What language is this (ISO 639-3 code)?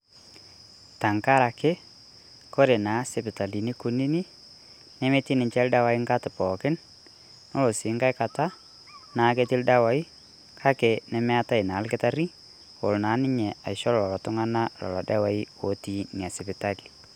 mas